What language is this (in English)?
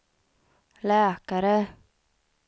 Swedish